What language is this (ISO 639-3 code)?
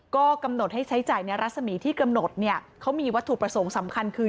tha